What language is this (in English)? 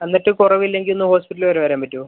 Malayalam